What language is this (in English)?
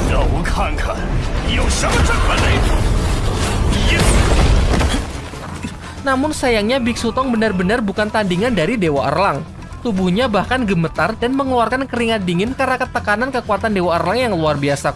Indonesian